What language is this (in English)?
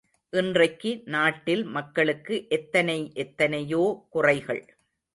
Tamil